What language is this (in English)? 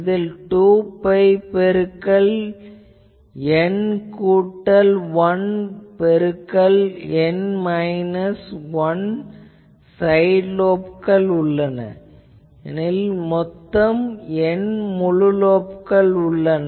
Tamil